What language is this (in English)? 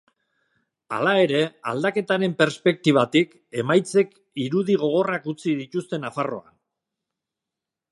Basque